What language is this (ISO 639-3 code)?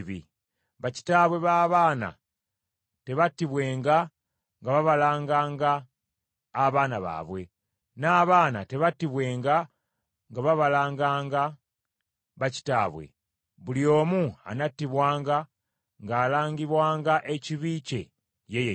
lug